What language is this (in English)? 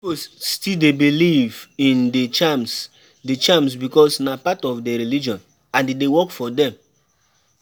Nigerian Pidgin